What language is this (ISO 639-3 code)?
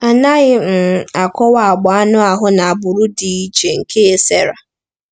ibo